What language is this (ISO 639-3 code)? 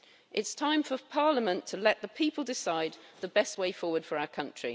eng